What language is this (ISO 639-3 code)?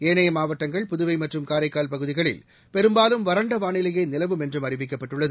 tam